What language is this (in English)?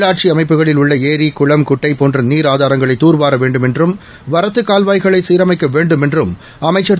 Tamil